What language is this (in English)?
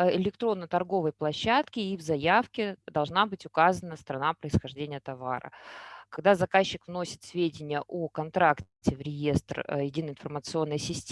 Russian